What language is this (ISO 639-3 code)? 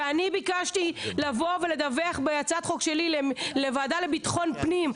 heb